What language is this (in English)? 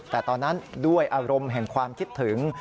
Thai